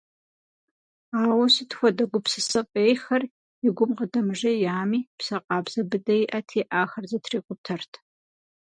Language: Kabardian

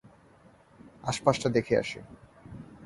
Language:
Bangla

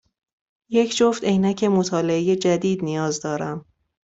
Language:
Persian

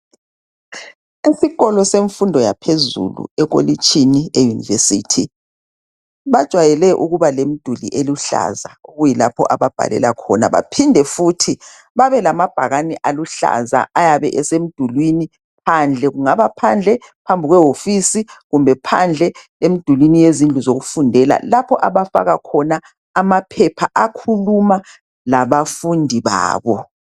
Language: North Ndebele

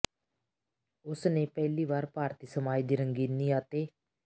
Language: Punjabi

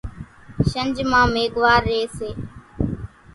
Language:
Kachi Koli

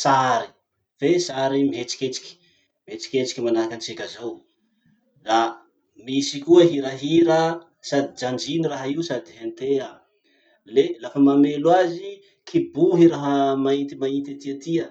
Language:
Masikoro Malagasy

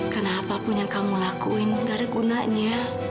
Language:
Indonesian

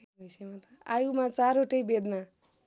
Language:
Nepali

